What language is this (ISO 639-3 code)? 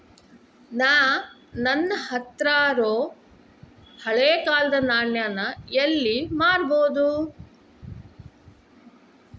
kan